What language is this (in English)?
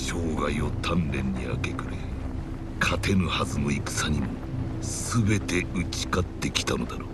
Japanese